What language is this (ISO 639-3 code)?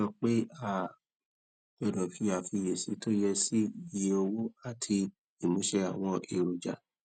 yor